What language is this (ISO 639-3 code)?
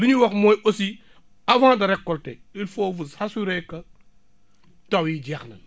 wol